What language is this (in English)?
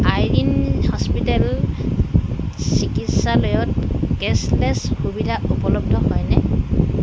Assamese